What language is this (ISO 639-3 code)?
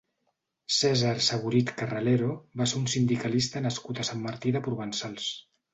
cat